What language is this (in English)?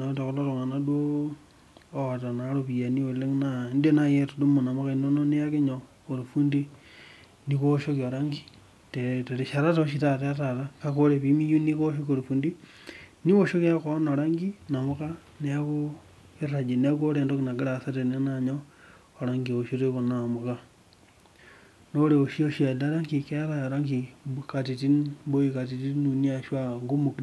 Masai